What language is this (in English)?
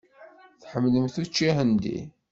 Kabyle